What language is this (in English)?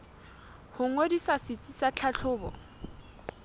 Southern Sotho